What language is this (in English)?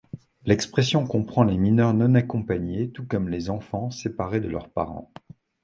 French